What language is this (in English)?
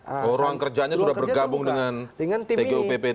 Indonesian